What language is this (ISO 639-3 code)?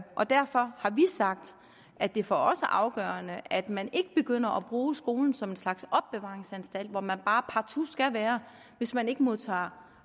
dan